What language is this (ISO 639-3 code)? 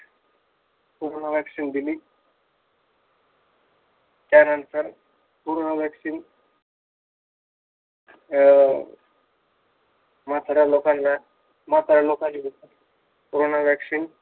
mar